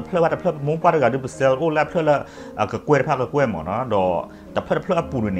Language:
Thai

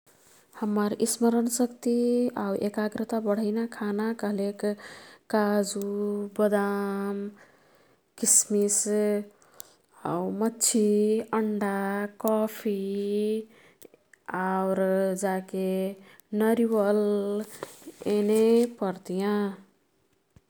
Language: Kathoriya Tharu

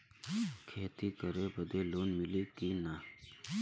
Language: Bhojpuri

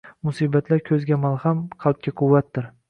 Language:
Uzbek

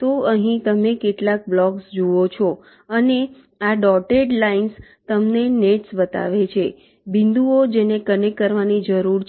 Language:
Gujarati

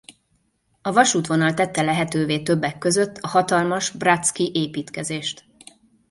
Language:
Hungarian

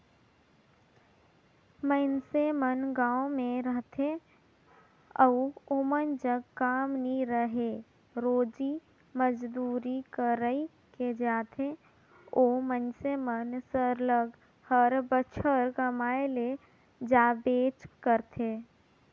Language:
Chhattisgarhi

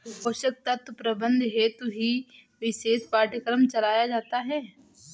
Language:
Hindi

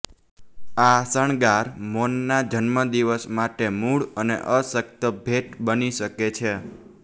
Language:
Gujarati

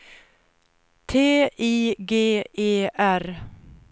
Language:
Swedish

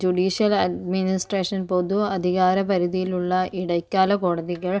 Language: Malayalam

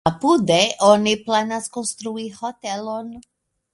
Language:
Esperanto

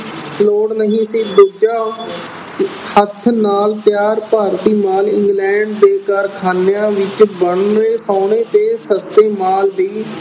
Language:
Punjabi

